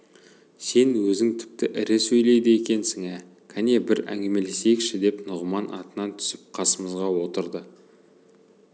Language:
Kazakh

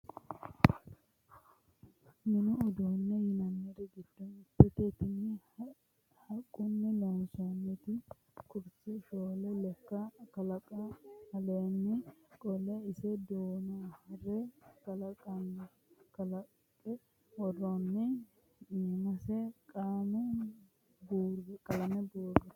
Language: Sidamo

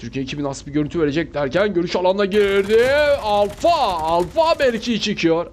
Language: Turkish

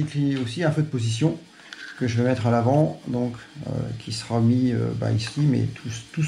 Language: French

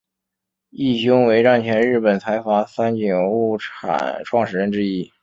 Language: Chinese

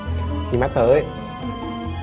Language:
Vietnamese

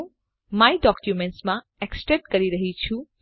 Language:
Gujarati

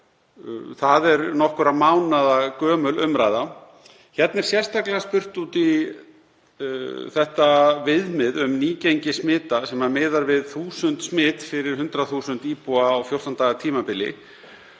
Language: Icelandic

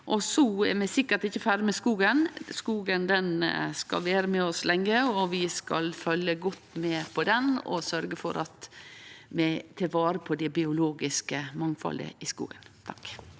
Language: Norwegian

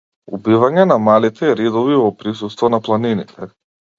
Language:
Macedonian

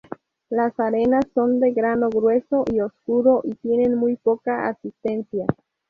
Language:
Spanish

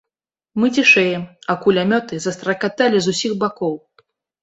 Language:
Belarusian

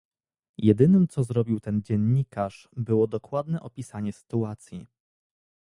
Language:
Polish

